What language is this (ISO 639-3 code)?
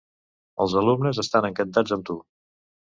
cat